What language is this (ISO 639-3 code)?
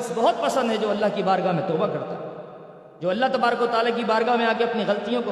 urd